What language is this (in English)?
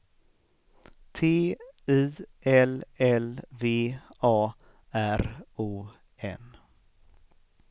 Swedish